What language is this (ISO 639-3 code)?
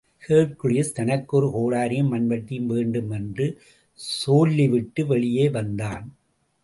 tam